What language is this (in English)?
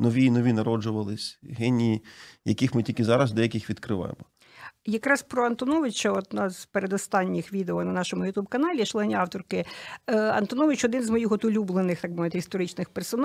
Ukrainian